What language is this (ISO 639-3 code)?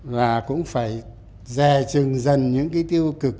vie